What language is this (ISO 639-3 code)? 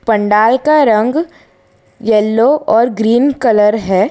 hin